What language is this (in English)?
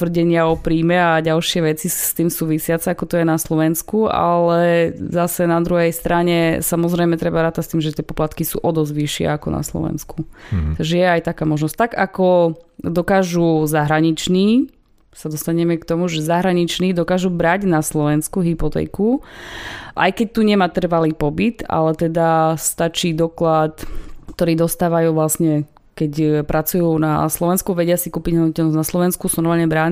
Slovak